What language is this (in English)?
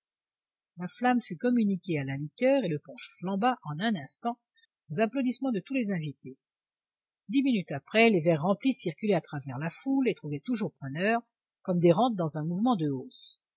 French